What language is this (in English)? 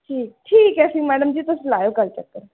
Dogri